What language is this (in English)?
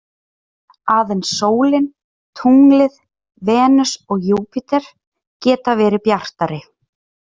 Icelandic